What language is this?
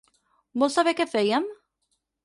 Catalan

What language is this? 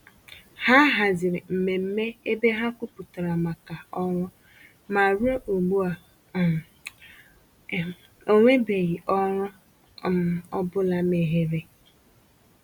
Igbo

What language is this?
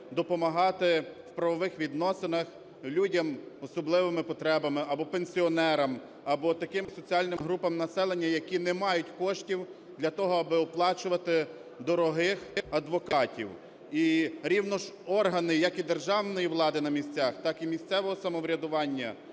Ukrainian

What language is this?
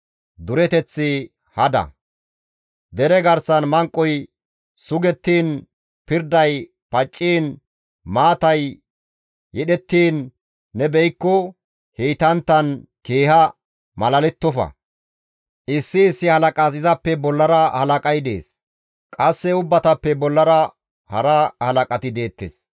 Gamo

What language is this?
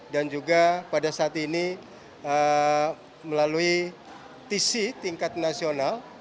Indonesian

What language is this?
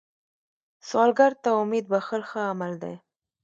Pashto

